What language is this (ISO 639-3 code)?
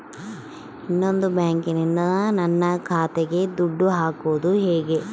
kan